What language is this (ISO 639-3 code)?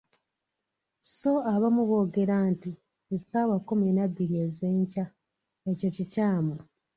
lug